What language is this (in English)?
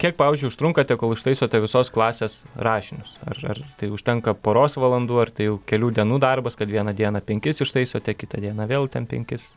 Lithuanian